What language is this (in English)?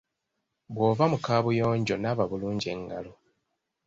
Ganda